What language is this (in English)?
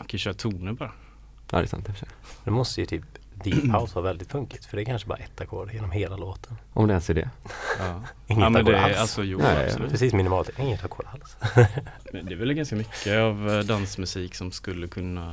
Swedish